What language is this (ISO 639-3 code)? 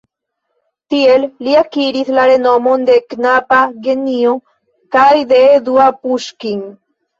epo